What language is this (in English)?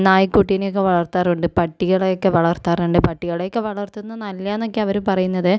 Malayalam